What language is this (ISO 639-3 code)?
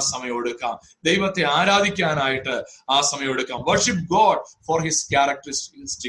mal